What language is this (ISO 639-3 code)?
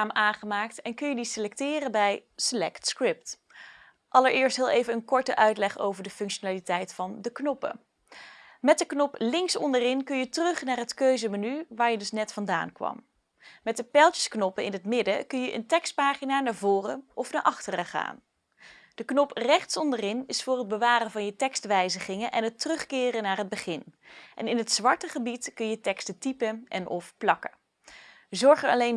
nld